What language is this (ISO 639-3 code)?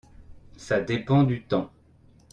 fra